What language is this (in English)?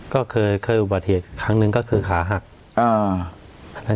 Thai